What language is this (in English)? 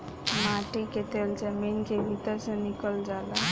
Bhojpuri